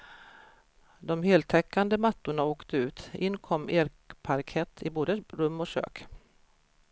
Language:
Swedish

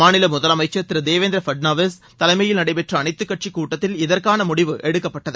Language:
Tamil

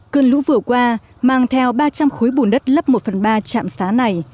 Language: Vietnamese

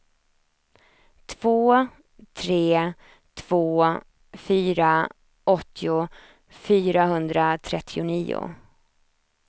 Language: Swedish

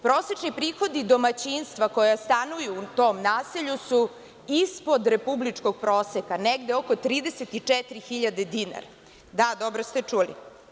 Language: Serbian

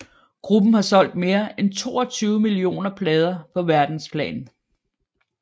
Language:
Danish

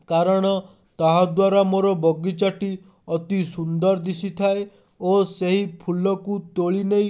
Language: Odia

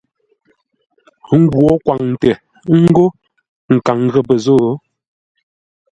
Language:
Ngombale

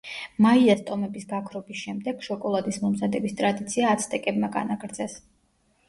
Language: Georgian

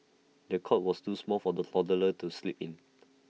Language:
English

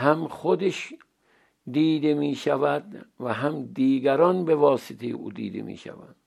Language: Persian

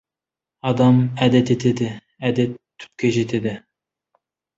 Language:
Kazakh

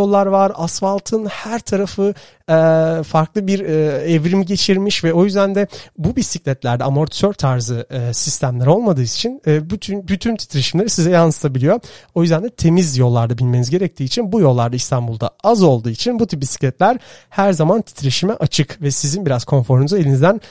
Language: Turkish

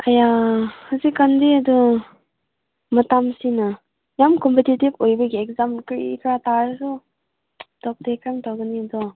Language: Manipuri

